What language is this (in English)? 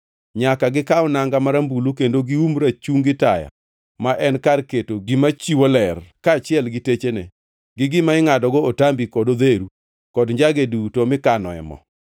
Luo (Kenya and Tanzania)